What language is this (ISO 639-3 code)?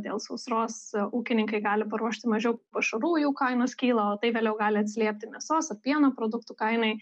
lit